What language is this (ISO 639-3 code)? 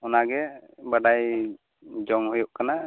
sat